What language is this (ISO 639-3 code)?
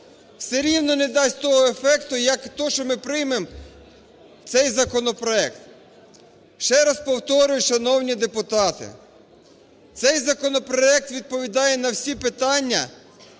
ukr